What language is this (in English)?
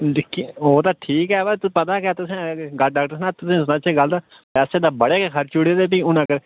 Dogri